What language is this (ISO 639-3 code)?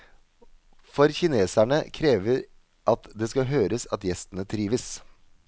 nor